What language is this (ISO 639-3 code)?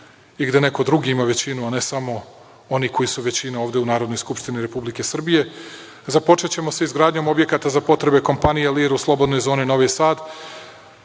srp